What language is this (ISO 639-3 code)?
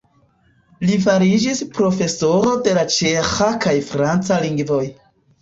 epo